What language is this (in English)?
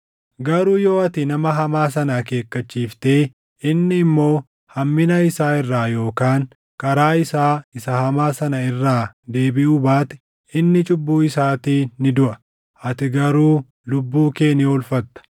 Oromo